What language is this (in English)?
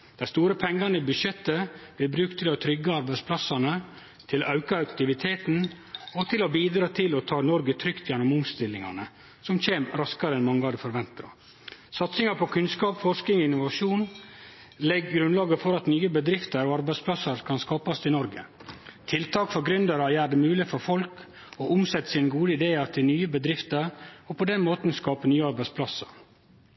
Norwegian Nynorsk